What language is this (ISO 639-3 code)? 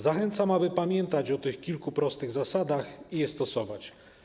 pol